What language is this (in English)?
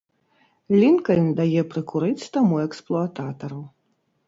Belarusian